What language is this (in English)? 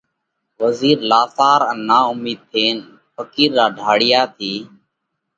Parkari Koli